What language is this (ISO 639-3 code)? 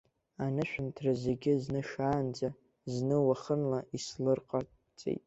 abk